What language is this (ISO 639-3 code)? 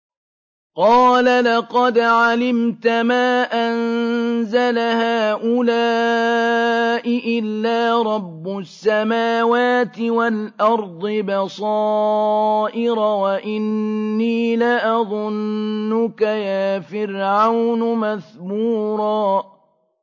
ara